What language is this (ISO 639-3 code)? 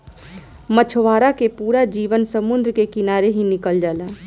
bho